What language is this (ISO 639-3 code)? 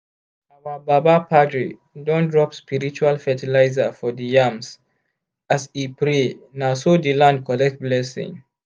pcm